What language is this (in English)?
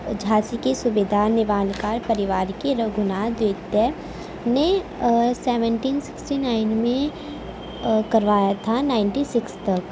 Urdu